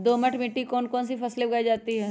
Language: Magahi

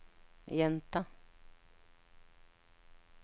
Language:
Norwegian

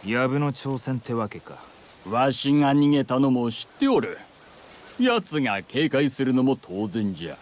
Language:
Japanese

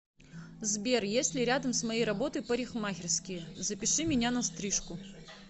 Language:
Russian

